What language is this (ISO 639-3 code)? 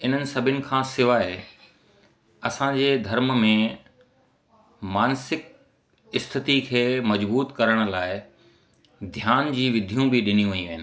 snd